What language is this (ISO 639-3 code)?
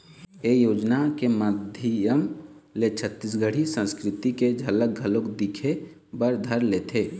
hne